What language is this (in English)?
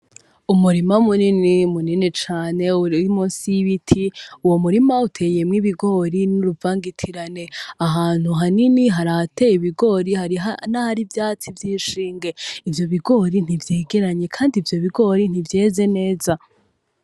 Rundi